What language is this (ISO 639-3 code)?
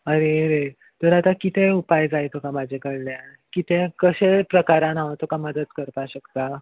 kok